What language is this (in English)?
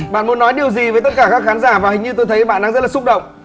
Vietnamese